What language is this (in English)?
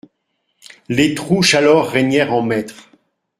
French